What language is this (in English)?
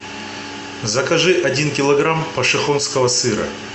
Russian